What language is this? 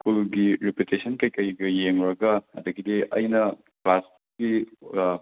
Manipuri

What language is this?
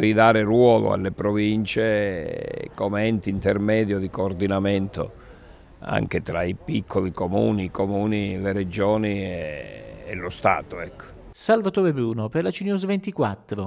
Italian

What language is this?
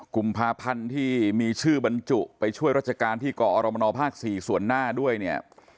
Thai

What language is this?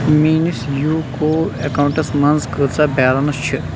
Kashmiri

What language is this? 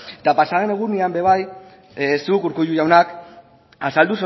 Basque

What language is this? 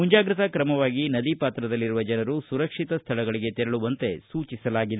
Kannada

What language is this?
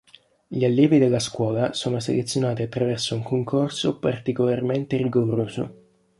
Italian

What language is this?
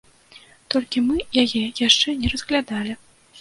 Belarusian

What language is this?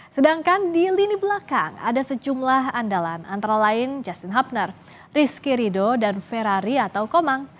Indonesian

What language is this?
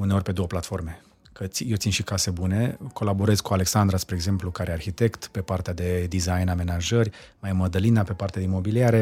Romanian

